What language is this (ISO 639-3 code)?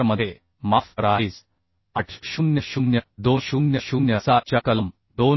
mar